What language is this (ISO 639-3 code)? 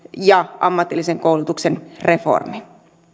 fin